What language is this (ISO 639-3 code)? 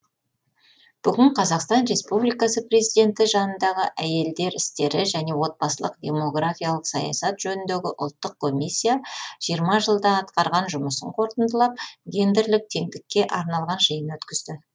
kaz